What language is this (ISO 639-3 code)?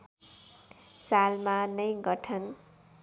nep